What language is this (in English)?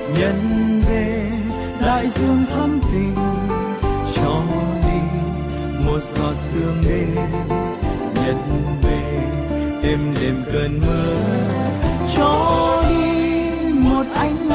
Vietnamese